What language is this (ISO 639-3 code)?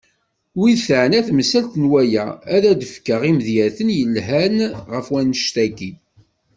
kab